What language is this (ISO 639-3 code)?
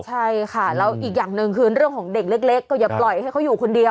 tha